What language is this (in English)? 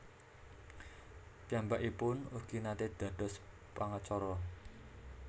Javanese